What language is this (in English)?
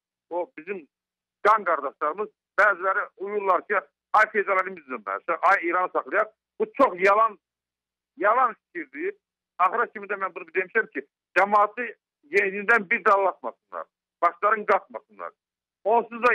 Turkish